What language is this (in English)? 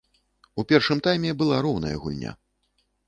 Belarusian